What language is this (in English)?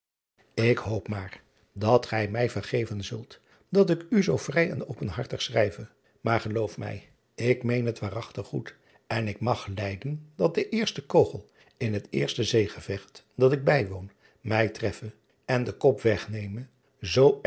Dutch